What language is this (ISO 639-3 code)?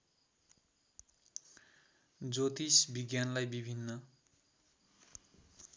nep